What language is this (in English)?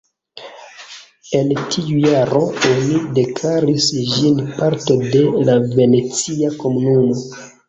Esperanto